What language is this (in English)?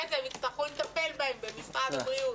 Hebrew